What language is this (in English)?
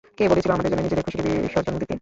Bangla